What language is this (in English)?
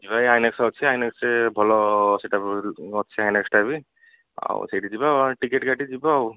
Odia